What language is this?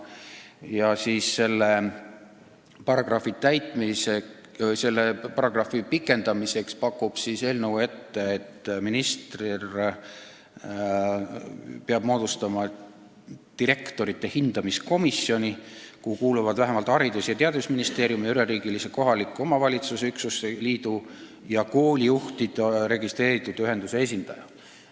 Estonian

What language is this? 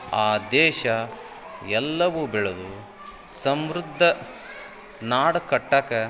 Kannada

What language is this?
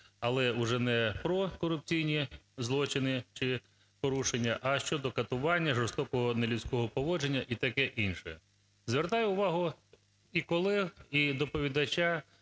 Ukrainian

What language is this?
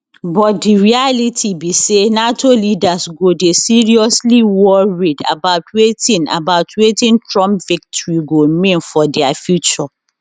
Nigerian Pidgin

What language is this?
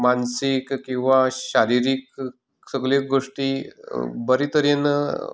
Konkani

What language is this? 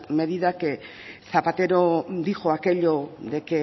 Spanish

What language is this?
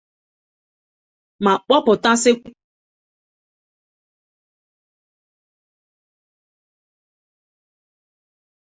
Igbo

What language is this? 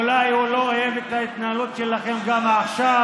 Hebrew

